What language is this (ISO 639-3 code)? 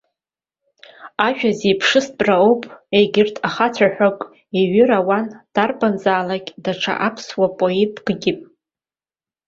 abk